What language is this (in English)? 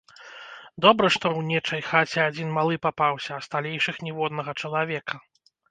Belarusian